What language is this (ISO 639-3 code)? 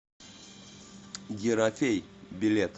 rus